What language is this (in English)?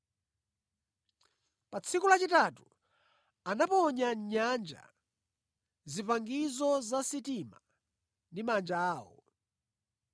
Nyanja